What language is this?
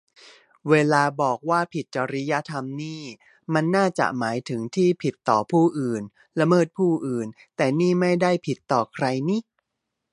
Thai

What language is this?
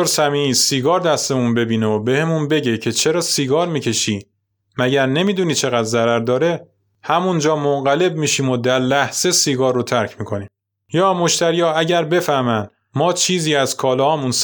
Persian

